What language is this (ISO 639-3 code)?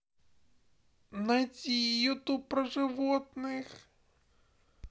rus